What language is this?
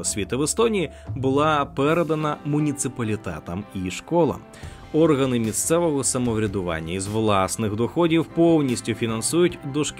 Ukrainian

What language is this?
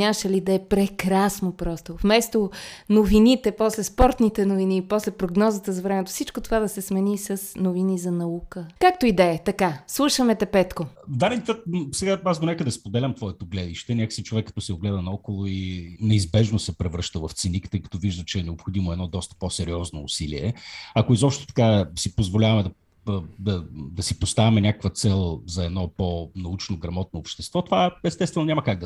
Bulgarian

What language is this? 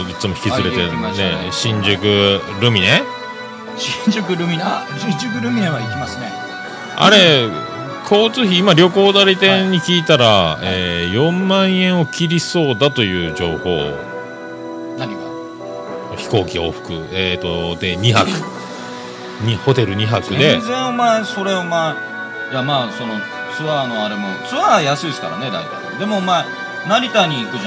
Japanese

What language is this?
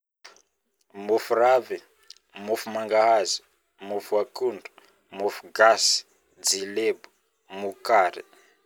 Northern Betsimisaraka Malagasy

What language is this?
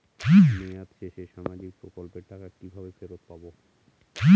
Bangla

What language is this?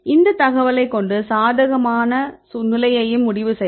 Tamil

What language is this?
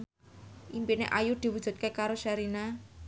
Javanese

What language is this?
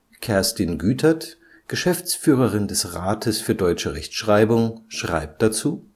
German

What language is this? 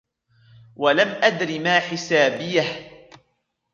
Arabic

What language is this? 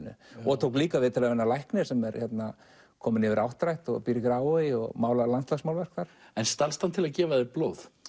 Icelandic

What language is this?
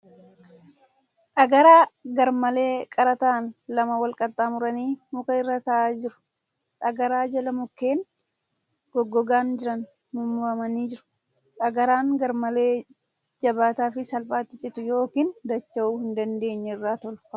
Oromo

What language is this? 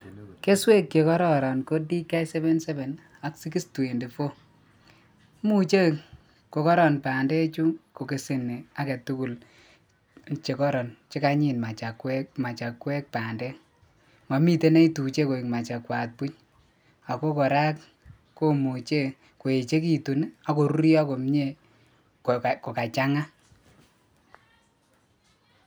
Kalenjin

